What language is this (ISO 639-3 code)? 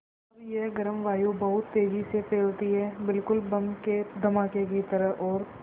hin